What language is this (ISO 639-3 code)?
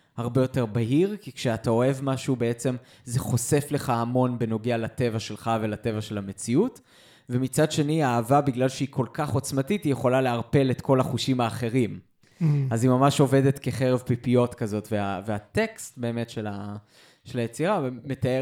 heb